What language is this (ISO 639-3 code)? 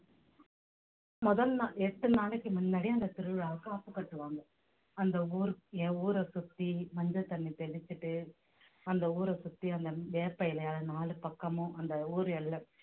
tam